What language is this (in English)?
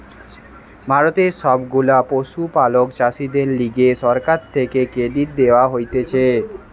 Bangla